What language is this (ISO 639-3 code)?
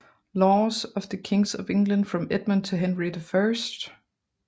dan